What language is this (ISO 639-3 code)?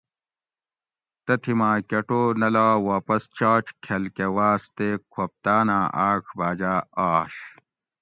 gwc